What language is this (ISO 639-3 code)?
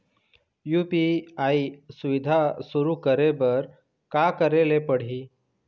hne